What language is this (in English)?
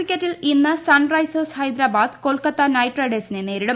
Malayalam